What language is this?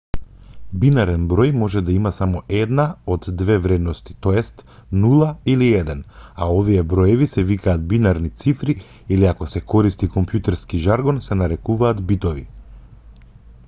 Macedonian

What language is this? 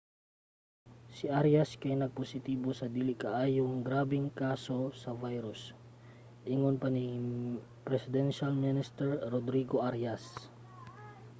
Cebuano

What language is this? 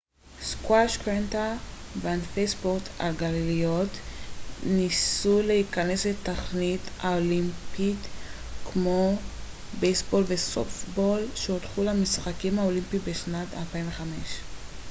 Hebrew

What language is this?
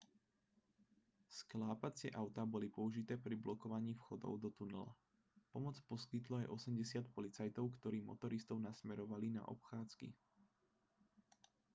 Slovak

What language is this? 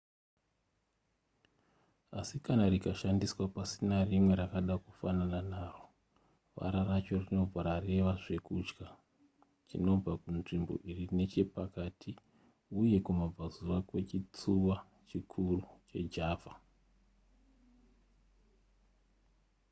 Shona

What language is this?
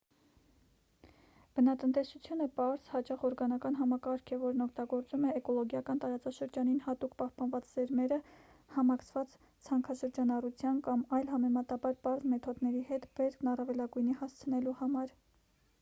Armenian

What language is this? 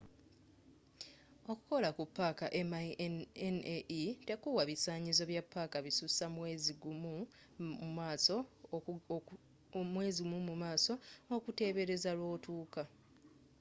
Ganda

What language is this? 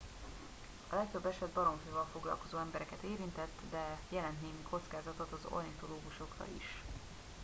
Hungarian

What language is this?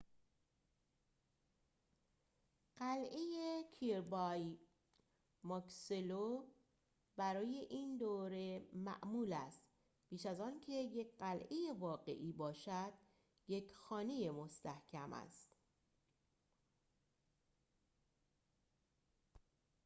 Persian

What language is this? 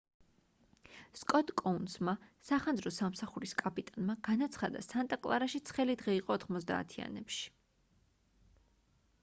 Georgian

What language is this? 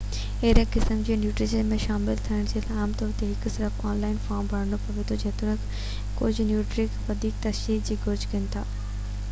Sindhi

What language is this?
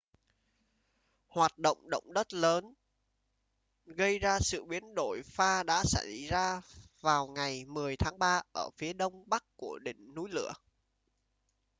Vietnamese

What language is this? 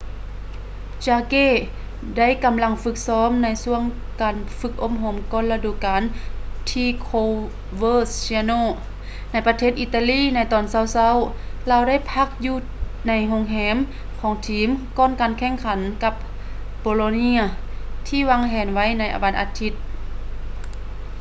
Lao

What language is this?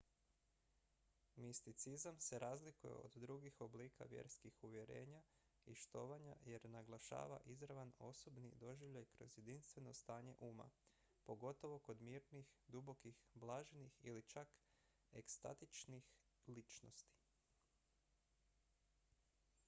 Croatian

